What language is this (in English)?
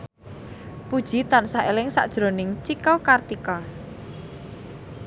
Javanese